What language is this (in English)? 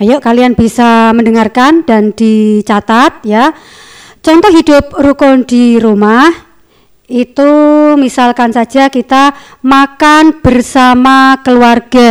Indonesian